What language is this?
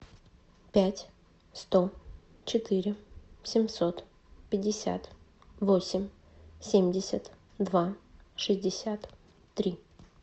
Russian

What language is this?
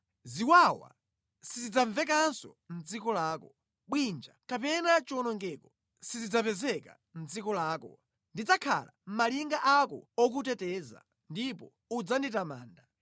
Nyanja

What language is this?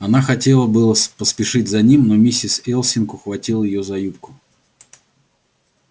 Russian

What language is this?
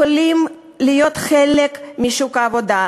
Hebrew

